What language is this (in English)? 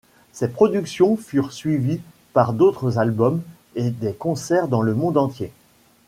French